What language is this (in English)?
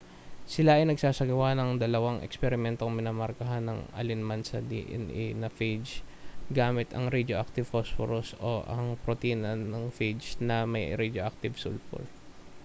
Filipino